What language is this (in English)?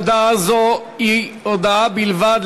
Hebrew